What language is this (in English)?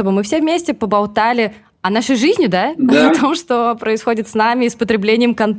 Russian